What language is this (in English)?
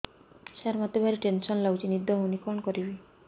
Odia